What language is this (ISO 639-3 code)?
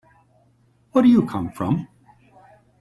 eng